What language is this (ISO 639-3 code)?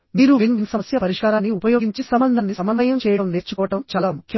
tel